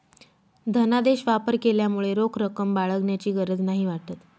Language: Marathi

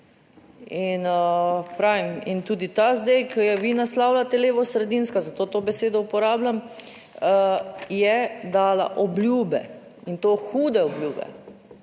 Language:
Slovenian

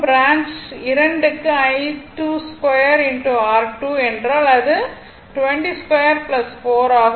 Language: Tamil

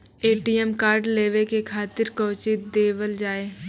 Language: Maithili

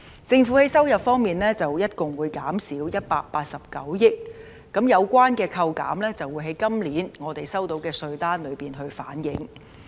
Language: Cantonese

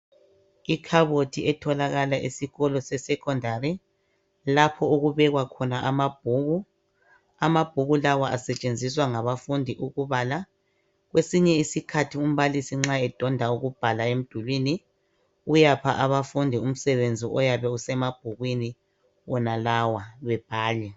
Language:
North Ndebele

